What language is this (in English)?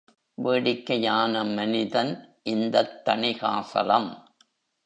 Tamil